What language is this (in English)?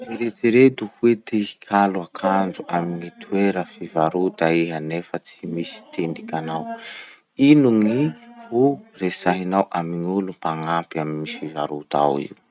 Masikoro Malagasy